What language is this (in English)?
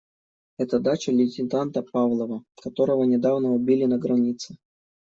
Russian